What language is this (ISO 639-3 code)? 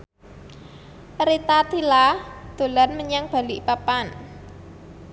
jav